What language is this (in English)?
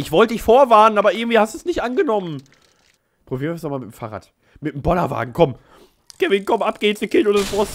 German